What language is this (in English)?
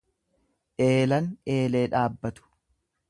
Oromo